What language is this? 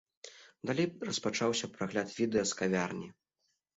Belarusian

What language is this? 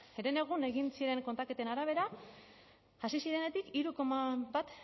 Basque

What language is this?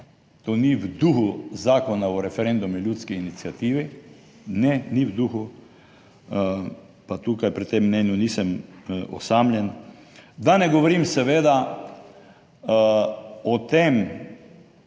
Slovenian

